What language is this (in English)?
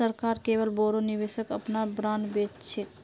Magahi